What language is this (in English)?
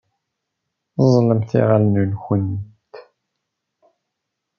Kabyle